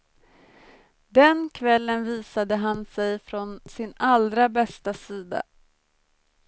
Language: Swedish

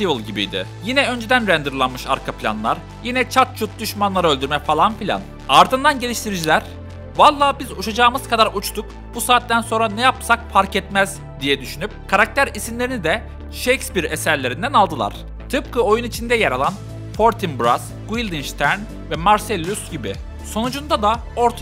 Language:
Turkish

